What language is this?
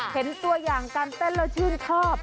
Thai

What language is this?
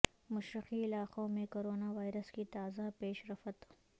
Urdu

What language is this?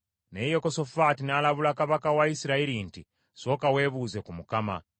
Ganda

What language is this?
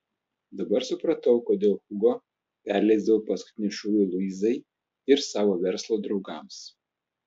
Lithuanian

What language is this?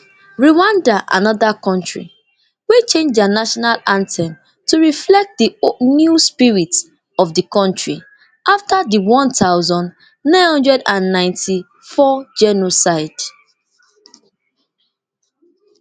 Nigerian Pidgin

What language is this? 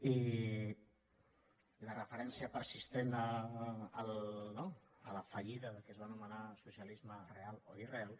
Catalan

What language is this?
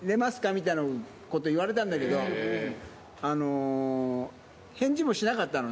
Japanese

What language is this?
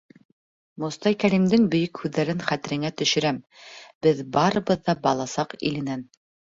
Bashkir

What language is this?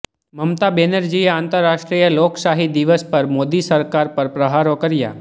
Gujarati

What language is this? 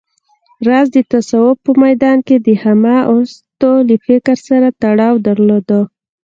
Pashto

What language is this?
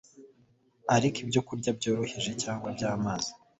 Kinyarwanda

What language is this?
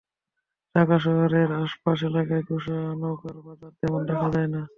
Bangla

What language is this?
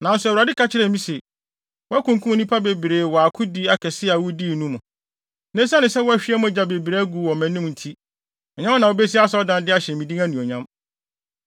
Akan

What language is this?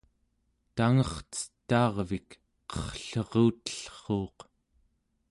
Central Yupik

